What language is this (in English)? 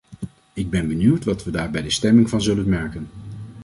Dutch